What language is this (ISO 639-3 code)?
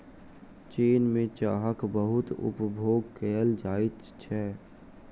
mai